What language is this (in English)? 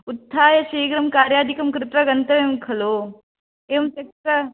Sanskrit